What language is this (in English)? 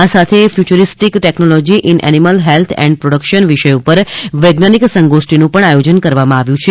Gujarati